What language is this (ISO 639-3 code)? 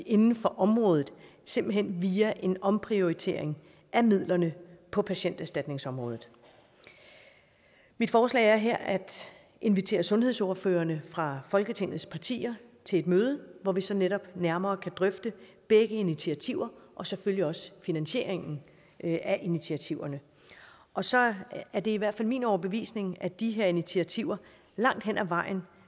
dan